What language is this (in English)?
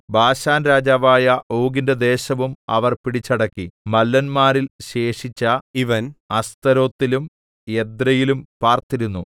Malayalam